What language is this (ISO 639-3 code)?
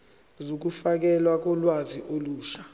zul